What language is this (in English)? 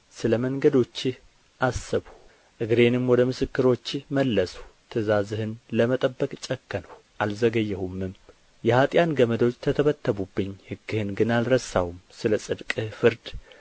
Amharic